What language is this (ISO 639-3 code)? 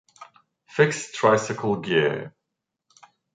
eng